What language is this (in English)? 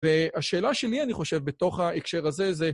Hebrew